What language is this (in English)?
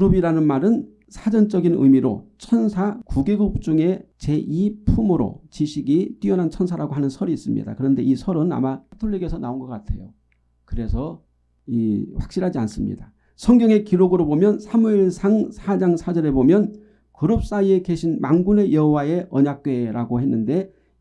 Korean